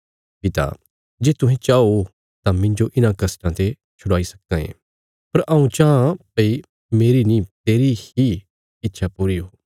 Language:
Bilaspuri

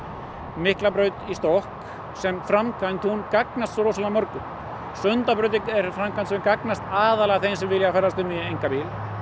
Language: Icelandic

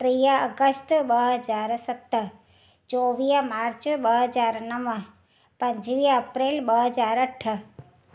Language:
Sindhi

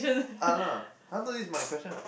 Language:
English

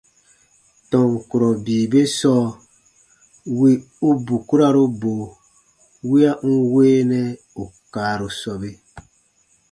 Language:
Baatonum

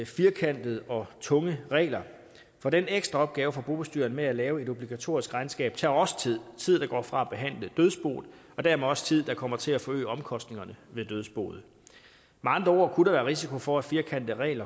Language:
Danish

